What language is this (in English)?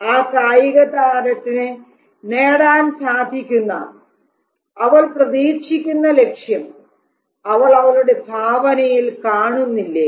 Malayalam